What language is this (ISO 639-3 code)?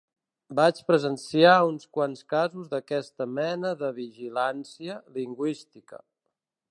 cat